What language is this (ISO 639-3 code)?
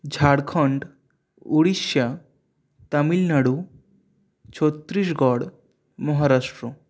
ben